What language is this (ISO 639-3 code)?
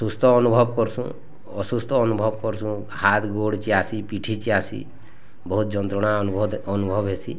ori